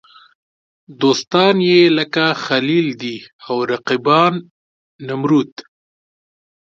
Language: Pashto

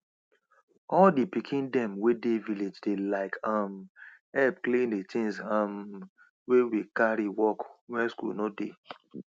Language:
Nigerian Pidgin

